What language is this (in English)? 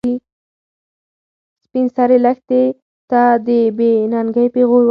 Pashto